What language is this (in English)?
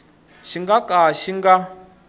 Tsonga